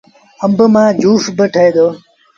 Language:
Sindhi Bhil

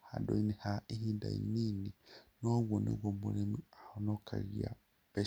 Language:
Kikuyu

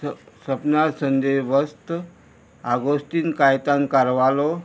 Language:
Konkani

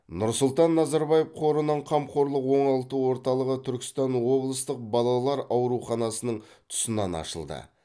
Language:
Kazakh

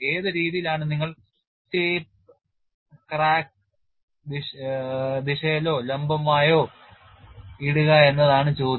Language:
Malayalam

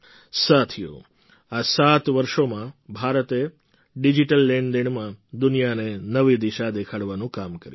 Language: Gujarati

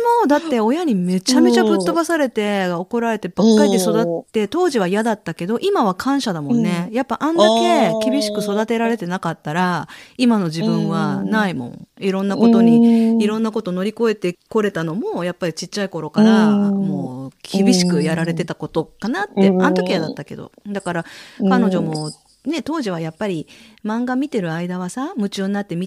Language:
Japanese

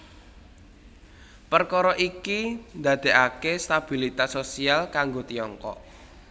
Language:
Javanese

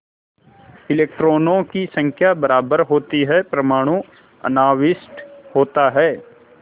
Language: Hindi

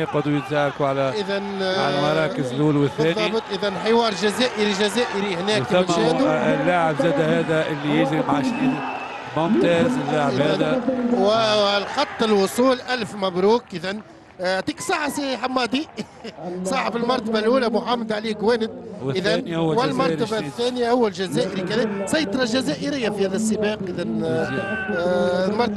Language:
Arabic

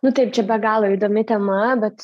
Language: Lithuanian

